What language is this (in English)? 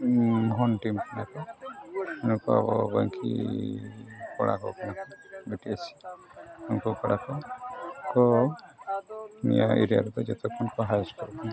Santali